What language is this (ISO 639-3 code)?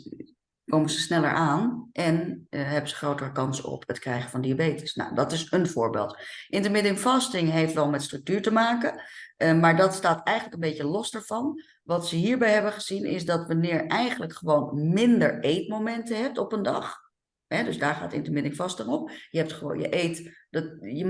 nld